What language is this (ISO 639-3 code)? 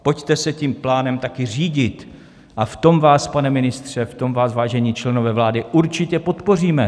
ces